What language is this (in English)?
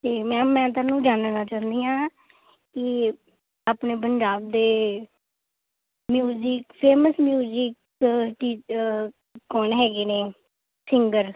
Punjabi